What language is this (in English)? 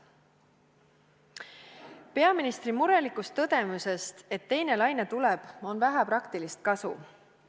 Estonian